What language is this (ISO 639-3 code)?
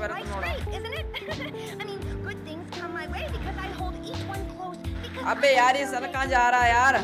hin